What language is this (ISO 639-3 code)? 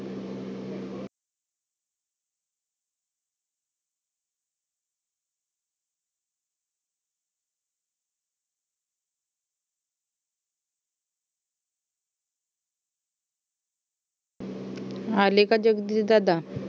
mar